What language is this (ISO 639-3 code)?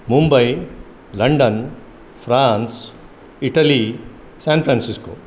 san